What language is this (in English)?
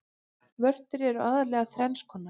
Icelandic